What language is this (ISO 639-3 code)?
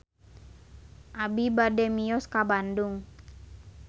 sun